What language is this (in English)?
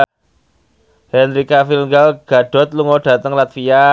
Javanese